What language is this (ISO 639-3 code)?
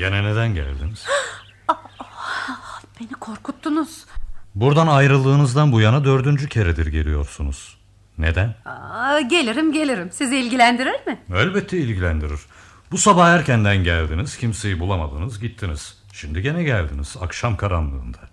tur